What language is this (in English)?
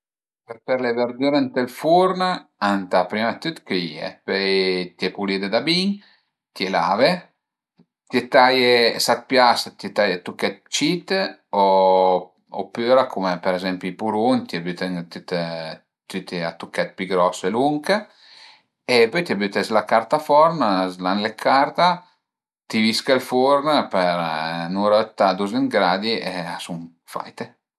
Piedmontese